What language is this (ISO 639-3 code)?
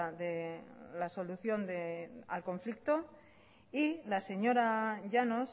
spa